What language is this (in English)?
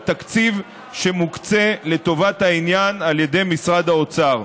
Hebrew